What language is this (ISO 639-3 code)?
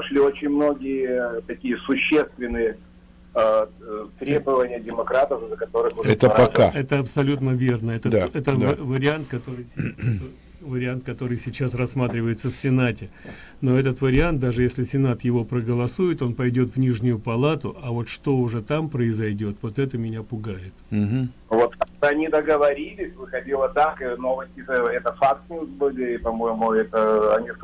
rus